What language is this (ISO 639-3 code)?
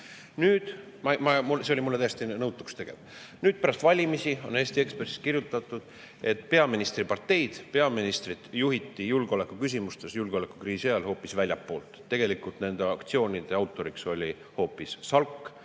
est